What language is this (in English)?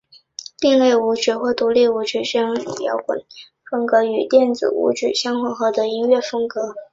Chinese